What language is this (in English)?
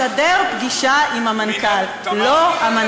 Hebrew